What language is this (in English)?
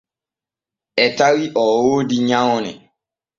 Borgu Fulfulde